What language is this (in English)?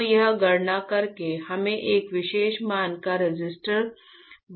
Hindi